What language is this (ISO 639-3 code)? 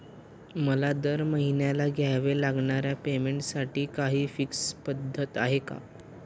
mar